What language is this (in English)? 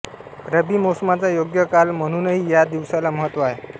Marathi